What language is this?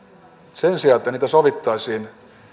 Finnish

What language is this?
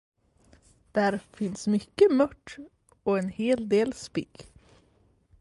Swedish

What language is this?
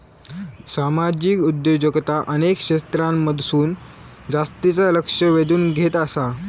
Marathi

